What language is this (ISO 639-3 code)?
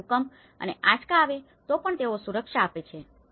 guj